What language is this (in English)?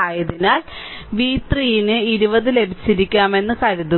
Malayalam